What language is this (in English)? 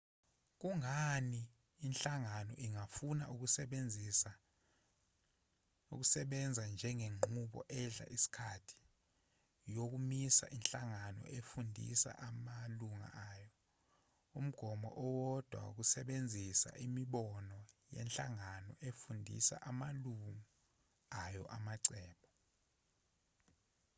Zulu